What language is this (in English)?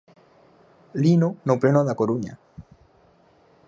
Galician